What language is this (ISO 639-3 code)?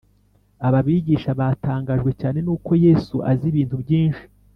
kin